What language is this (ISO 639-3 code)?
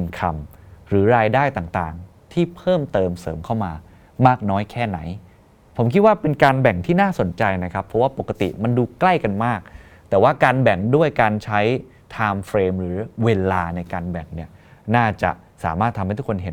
tha